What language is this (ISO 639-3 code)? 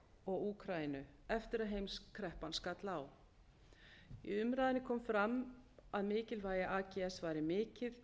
isl